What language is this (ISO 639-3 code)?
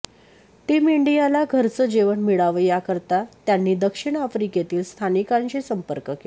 mar